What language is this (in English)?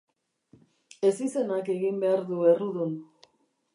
Basque